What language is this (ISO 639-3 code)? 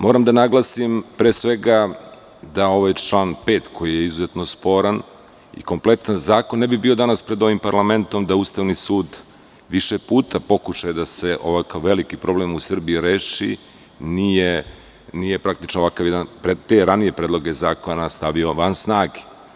srp